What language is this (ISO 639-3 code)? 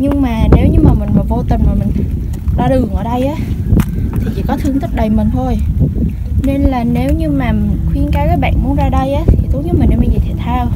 vie